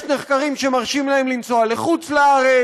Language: Hebrew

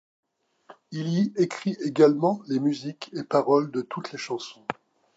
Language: French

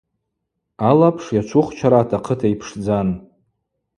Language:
Abaza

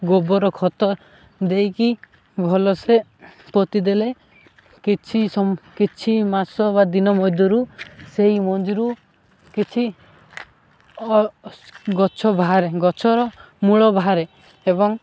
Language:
Odia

